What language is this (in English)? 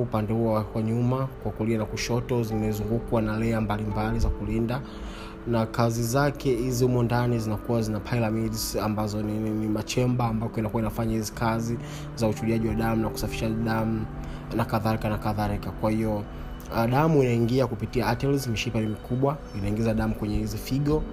Swahili